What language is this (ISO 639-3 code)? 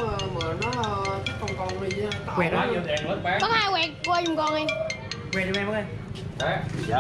vie